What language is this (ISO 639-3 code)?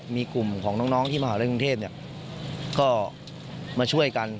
tha